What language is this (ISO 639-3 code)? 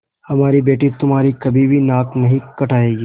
hin